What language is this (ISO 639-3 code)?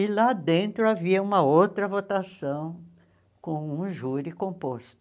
por